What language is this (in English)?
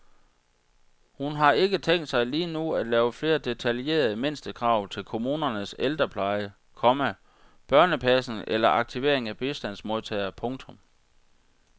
Danish